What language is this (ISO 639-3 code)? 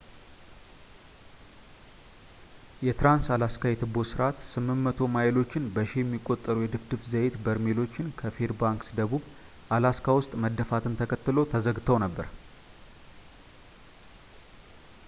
amh